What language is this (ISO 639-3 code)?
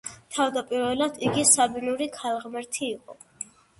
kat